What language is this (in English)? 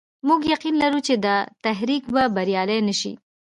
Pashto